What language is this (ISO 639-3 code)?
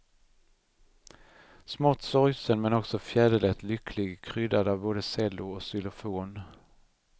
swe